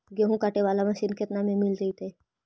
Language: Magahi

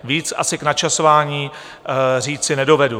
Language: Czech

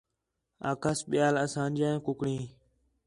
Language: Khetrani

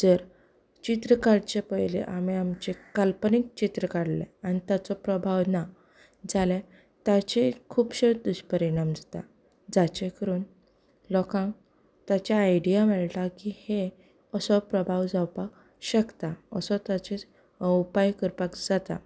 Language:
Konkani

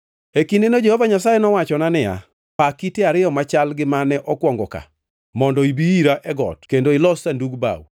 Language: Luo (Kenya and Tanzania)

